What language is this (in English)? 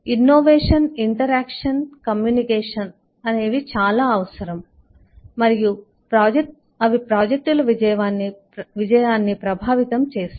Telugu